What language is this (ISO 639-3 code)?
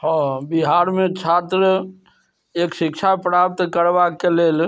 mai